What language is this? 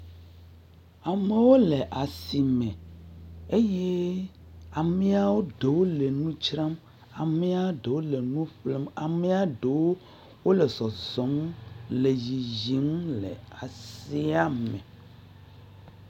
Ewe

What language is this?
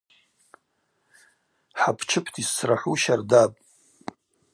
Abaza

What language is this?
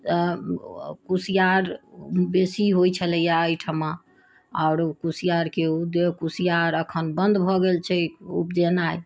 Maithili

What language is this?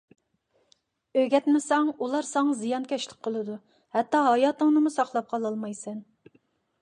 Uyghur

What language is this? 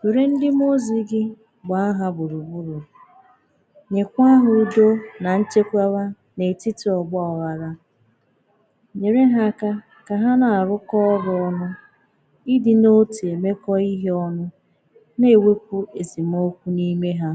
Igbo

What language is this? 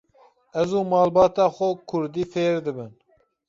Kurdish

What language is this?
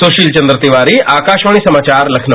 Hindi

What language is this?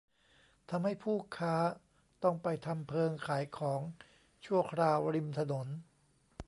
Thai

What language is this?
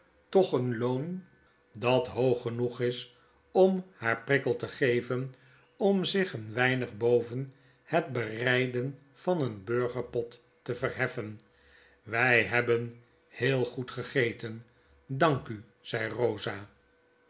Dutch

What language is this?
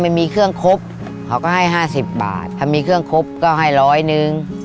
Thai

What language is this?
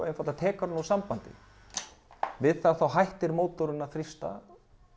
Icelandic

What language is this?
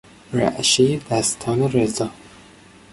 Persian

